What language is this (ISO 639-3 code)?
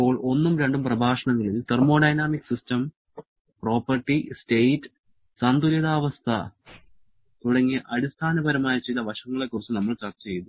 mal